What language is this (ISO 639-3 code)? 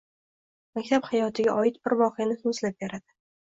uzb